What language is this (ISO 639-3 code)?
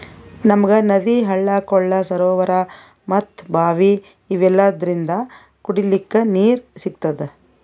kan